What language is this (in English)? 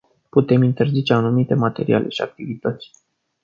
Romanian